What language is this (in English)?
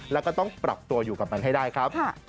Thai